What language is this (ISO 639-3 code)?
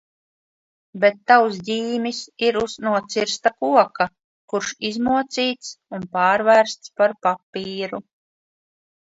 lav